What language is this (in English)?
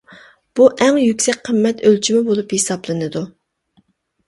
Uyghur